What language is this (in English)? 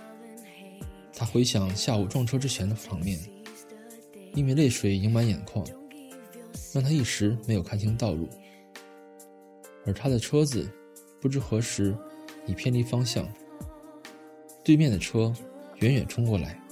Chinese